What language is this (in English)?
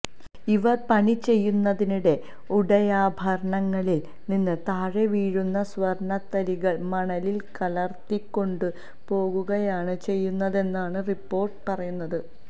Malayalam